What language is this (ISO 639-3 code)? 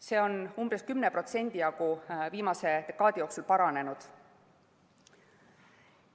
est